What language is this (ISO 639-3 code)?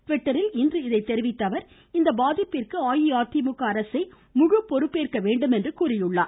tam